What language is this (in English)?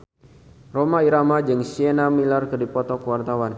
Sundanese